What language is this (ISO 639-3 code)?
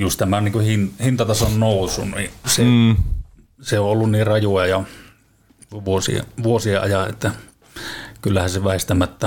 fin